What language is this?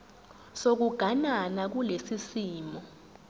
Zulu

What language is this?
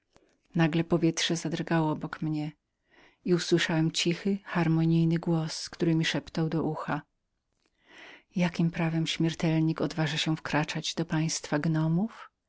Polish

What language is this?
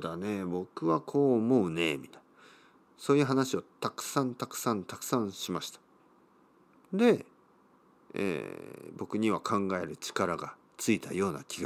Japanese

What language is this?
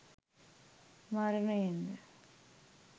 Sinhala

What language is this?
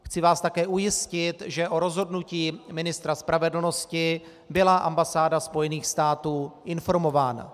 Czech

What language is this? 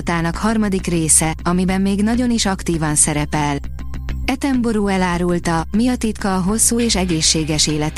Hungarian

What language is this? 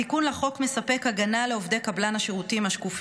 Hebrew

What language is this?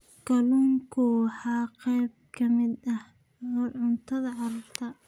Somali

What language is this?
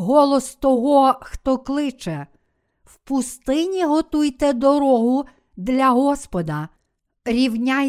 Ukrainian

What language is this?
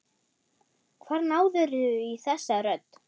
Icelandic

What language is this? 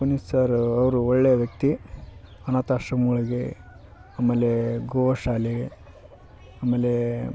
Kannada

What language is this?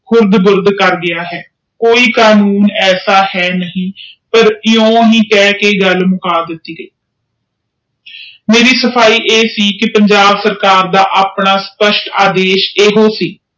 Punjabi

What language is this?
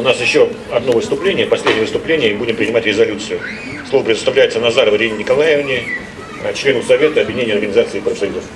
Russian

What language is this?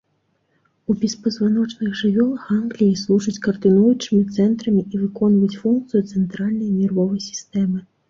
Belarusian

